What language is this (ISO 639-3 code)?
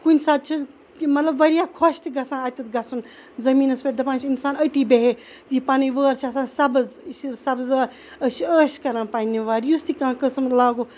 kas